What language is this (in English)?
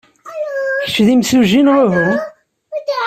Kabyle